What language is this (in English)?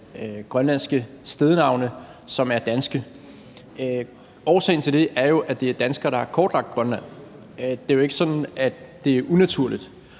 Danish